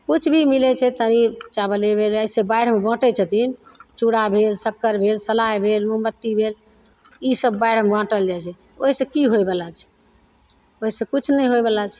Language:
Maithili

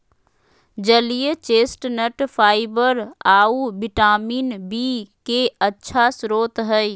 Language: Magahi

